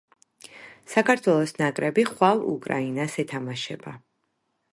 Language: Georgian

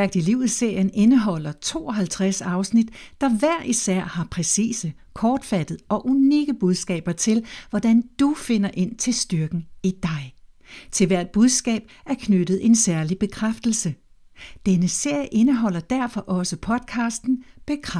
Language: Danish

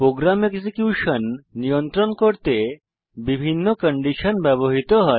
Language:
Bangla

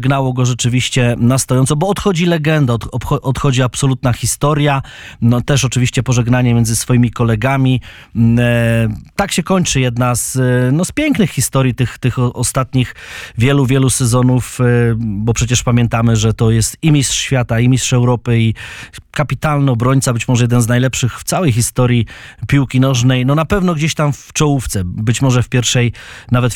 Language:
Polish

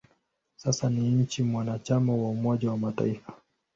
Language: Swahili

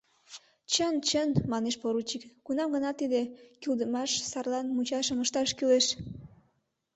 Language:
Mari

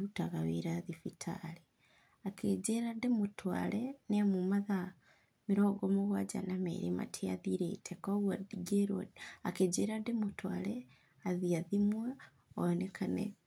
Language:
Kikuyu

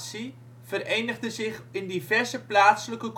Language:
Dutch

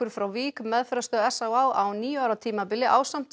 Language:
Icelandic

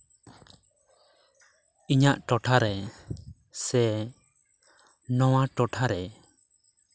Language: Santali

